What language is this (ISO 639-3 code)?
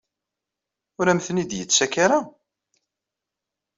kab